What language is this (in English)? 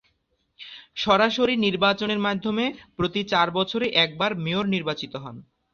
Bangla